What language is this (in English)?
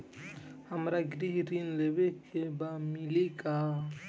Bhojpuri